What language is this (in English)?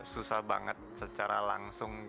Indonesian